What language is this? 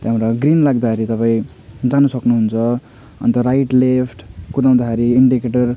Nepali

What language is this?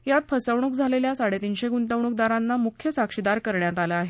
Marathi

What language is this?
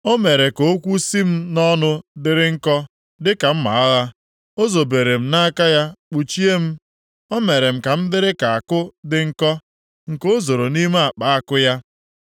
Igbo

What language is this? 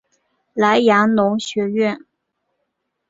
Chinese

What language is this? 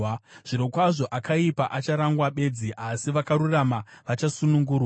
Shona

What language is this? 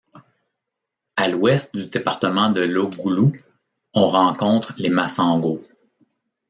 French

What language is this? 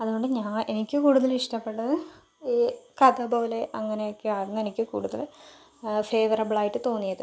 Malayalam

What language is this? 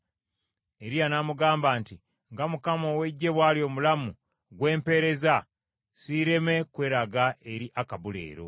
Ganda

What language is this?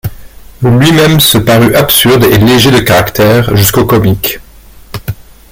French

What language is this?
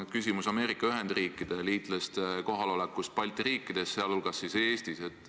Estonian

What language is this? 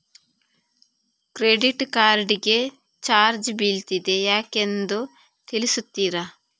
Kannada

